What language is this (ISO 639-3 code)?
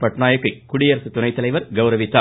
tam